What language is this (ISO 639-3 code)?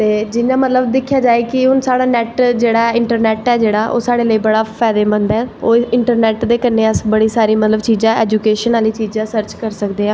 doi